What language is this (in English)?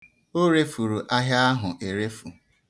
Igbo